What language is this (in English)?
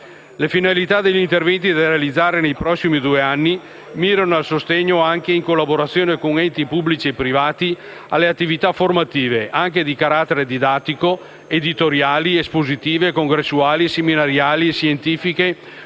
Italian